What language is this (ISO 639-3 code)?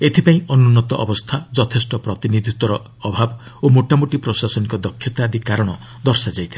ori